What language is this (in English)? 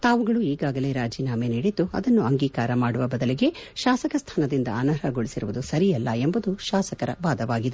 Kannada